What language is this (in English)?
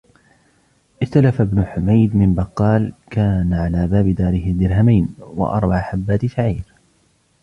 Arabic